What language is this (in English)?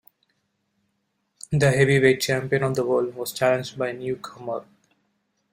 English